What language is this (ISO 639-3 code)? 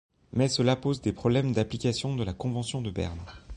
fra